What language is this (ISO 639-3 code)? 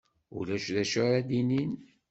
kab